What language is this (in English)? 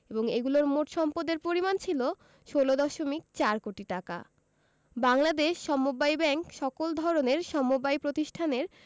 Bangla